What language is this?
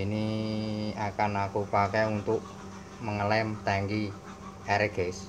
Indonesian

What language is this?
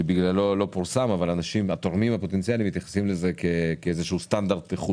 Hebrew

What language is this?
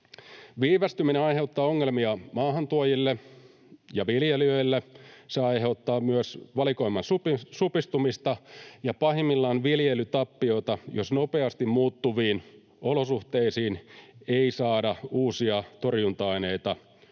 Finnish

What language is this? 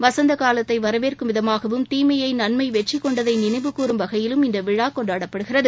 Tamil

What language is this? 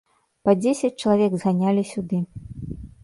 Belarusian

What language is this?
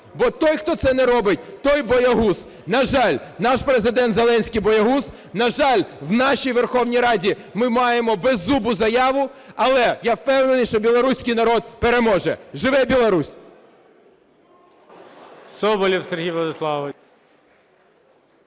Ukrainian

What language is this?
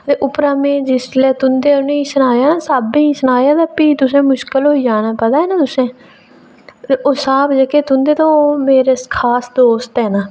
Dogri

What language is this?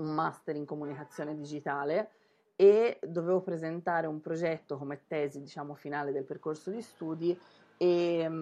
Italian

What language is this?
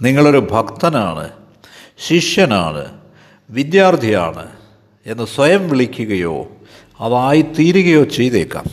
Malayalam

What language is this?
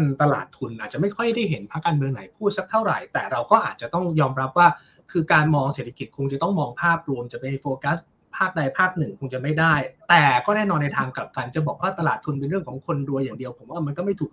Thai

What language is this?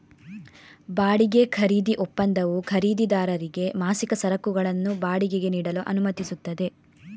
Kannada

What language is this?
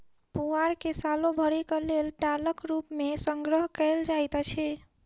Maithili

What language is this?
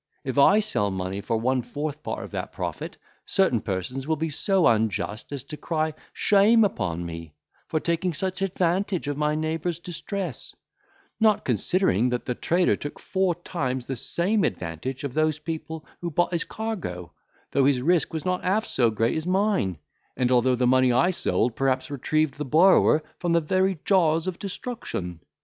English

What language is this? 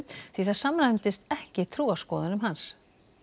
Icelandic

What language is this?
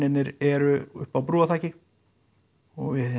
Icelandic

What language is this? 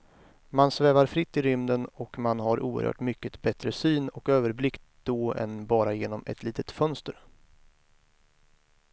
Swedish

